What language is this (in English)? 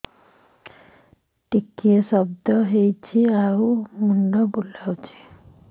Odia